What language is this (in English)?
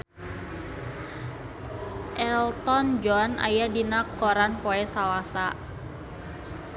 Sundanese